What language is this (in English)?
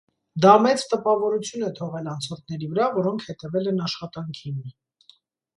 Armenian